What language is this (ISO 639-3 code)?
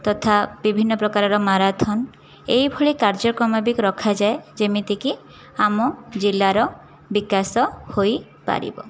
ori